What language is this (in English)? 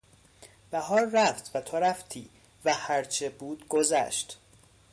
Persian